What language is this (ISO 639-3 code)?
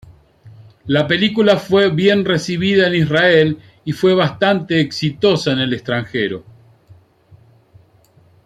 spa